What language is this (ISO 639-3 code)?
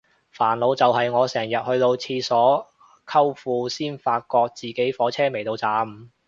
yue